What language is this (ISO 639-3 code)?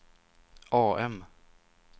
swe